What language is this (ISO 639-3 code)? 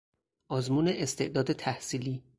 fas